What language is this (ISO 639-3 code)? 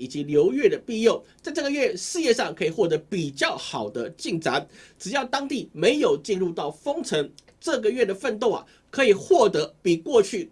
zho